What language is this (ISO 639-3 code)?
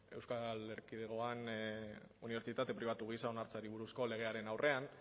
eus